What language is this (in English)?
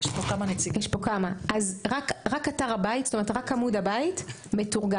Hebrew